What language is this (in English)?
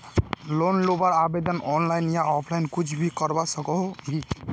Magahi